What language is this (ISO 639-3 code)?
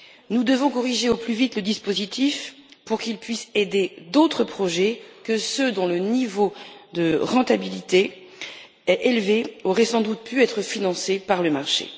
fra